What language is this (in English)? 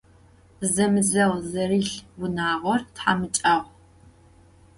Adyghe